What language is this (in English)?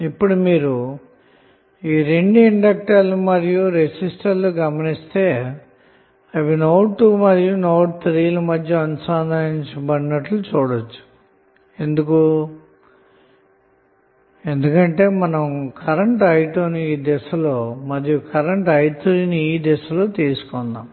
Telugu